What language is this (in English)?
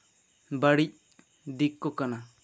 Santali